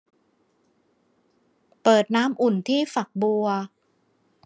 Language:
Thai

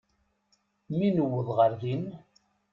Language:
Kabyle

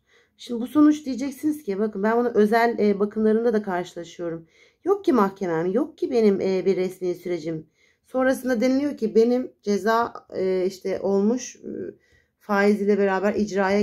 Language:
Turkish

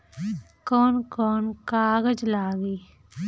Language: Bhojpuri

